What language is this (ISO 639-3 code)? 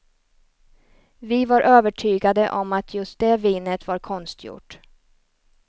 swe